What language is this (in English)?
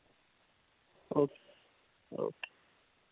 Dogri